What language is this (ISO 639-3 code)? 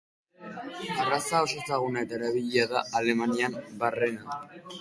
eus